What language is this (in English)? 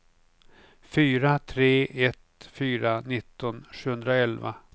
Swedish